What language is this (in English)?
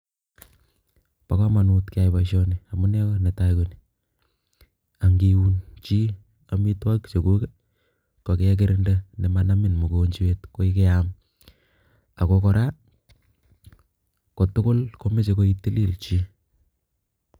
Kalenjin